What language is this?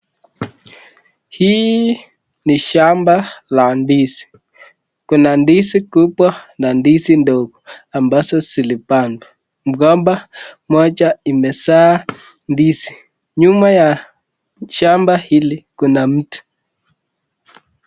Swahili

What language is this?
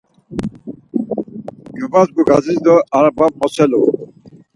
Laz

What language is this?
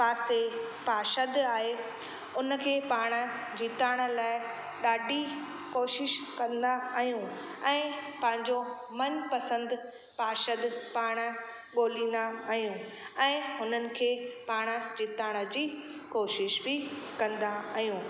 Sindhi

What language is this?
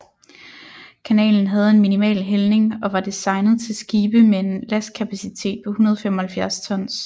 Danish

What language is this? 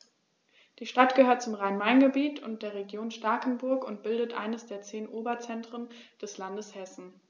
German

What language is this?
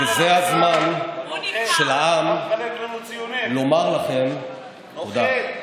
Hebrew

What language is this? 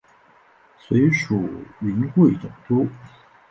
Chinese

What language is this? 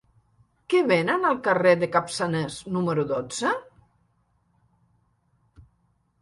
Catalan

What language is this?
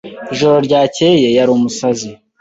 Kinyarwanda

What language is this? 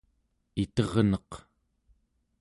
Central Yupik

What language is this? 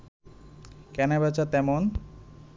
Bangla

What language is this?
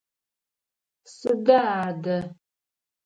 Adyghe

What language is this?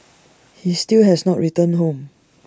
English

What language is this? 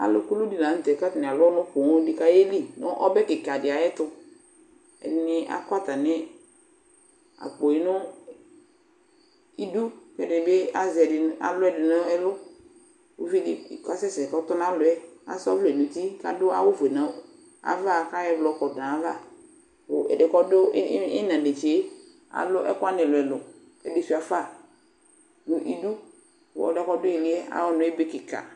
Ikposo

